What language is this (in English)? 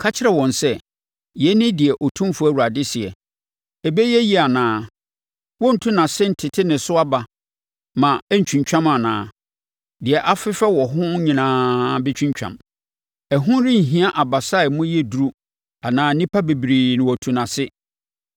Akan